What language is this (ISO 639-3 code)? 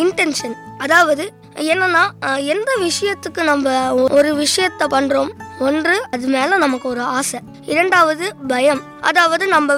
tam